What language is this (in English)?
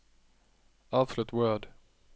Norwegian